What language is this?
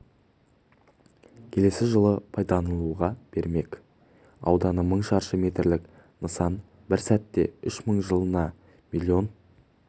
Kazakh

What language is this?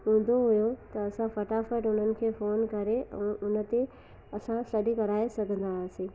Sindhi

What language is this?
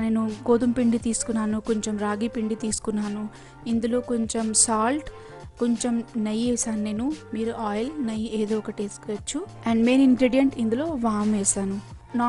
Hindi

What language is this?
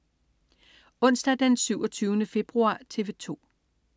Danish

